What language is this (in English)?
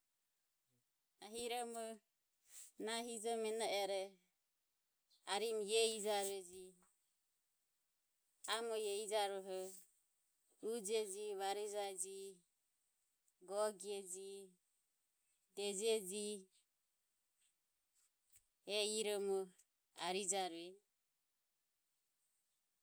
Ömie